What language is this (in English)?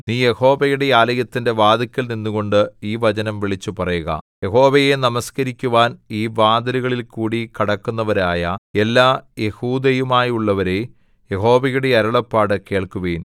Malayalam